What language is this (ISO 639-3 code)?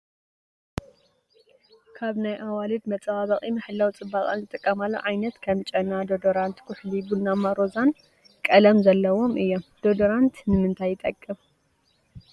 tir